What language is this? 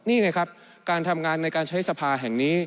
Thai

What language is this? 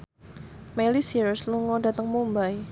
Javanese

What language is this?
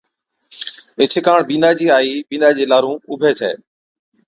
Od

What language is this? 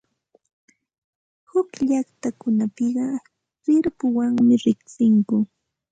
Santa Ana de Tusi Pasco Quechua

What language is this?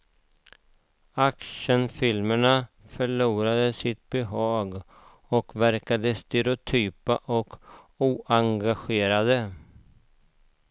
Swedish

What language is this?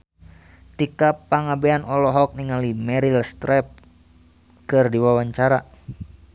Sundanese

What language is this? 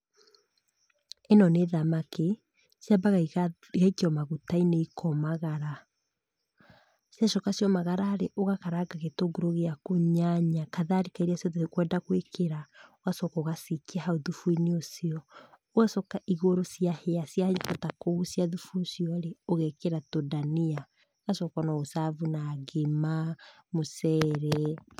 Kikuyu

